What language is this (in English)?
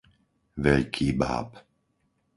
Slovak